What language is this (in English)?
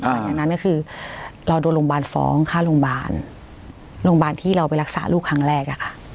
Thai